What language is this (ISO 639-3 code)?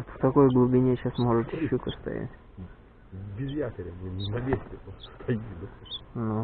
rus